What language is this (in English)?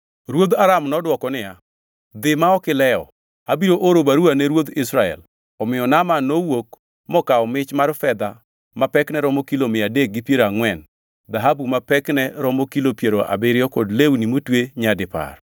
Luo (Kenya and Tanzania)